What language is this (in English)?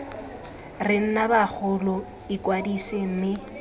Tswana